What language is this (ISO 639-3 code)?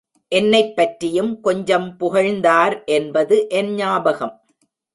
tam